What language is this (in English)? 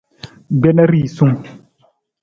Nawdm